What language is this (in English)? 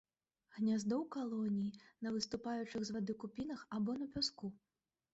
Belarusian